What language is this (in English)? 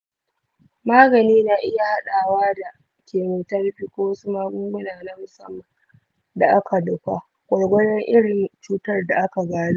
Hausa